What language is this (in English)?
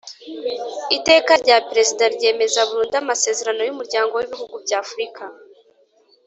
Kinyarwanda